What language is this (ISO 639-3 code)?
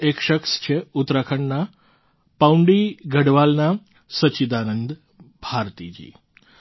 guj